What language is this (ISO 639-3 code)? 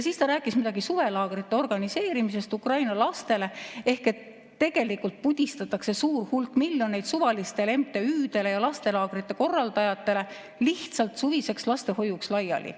est